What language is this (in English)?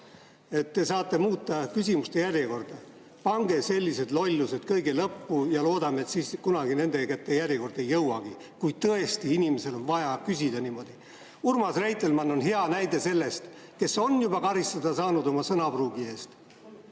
Estonian